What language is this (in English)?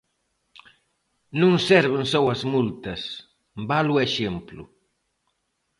Galician